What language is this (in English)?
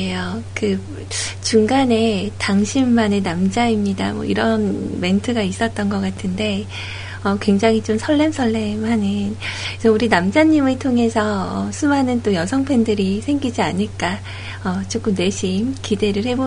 Korean